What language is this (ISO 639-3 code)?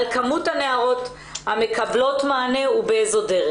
heb